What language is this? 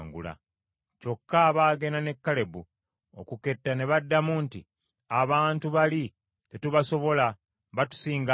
Ganda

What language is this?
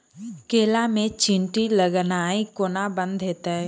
Maithili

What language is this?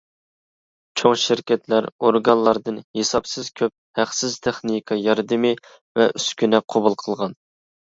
Uyghur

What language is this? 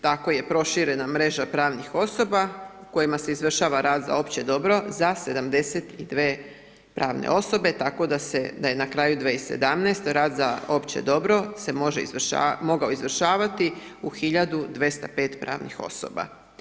Croatian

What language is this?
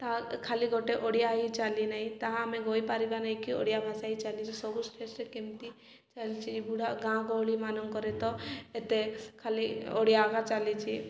Odia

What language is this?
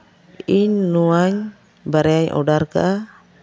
Santali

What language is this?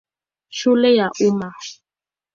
Swahili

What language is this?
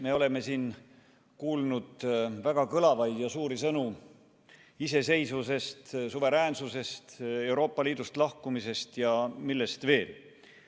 Estonian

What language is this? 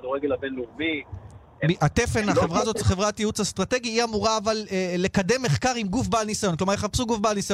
Hebrew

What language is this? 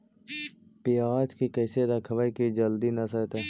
Magahi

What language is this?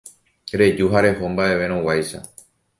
Guarani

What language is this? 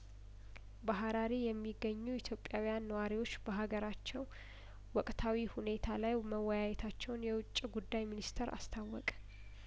Amharic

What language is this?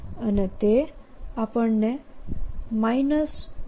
Gujarati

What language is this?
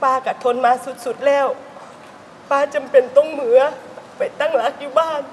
Thai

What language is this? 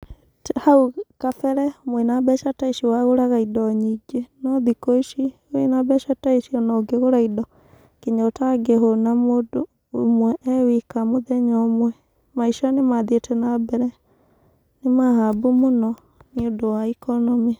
Kikuyu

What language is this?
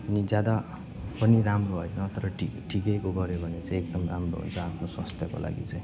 Nepali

